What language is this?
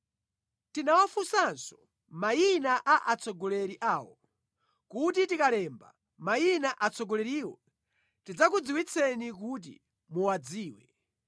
Nyanja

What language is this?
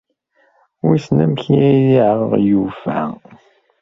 Kabyle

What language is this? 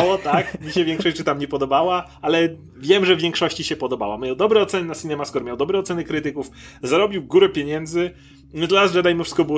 Polish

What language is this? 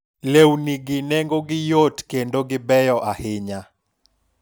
Luo (Kenya and Tanzania)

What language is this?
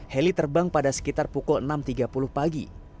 Indonesian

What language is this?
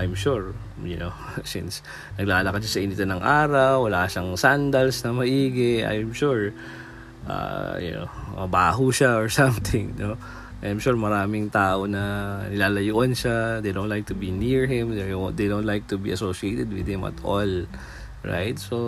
Filipino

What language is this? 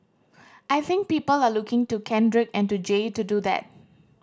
English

